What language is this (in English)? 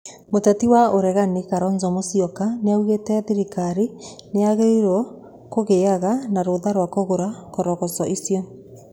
Kikuyu